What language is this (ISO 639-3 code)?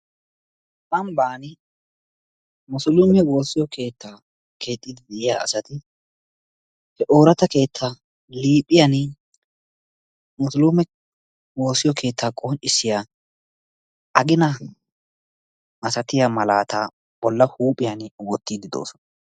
wal